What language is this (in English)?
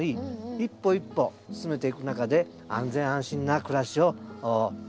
Japanese